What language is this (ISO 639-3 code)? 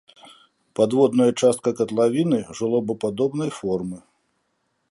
bel